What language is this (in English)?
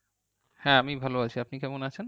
Bangla